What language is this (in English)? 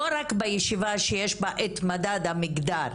Hebrew